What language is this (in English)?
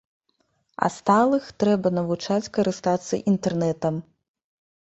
Belarusian